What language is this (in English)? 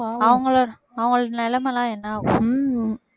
Tamil